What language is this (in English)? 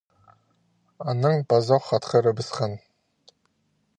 Khakas